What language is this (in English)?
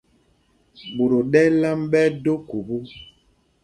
Mpumpong